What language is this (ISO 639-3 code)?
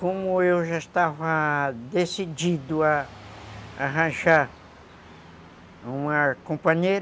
por